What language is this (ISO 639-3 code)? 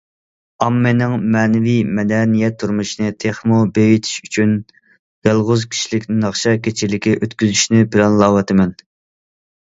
uig